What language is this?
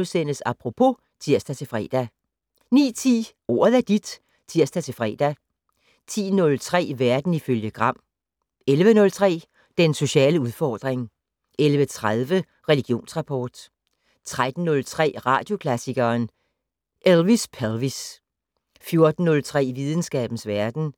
Danish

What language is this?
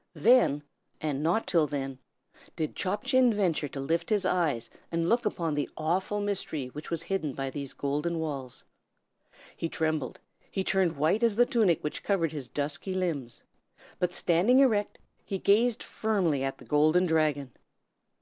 English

